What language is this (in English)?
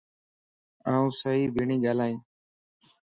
Lasi